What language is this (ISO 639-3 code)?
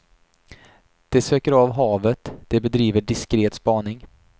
swe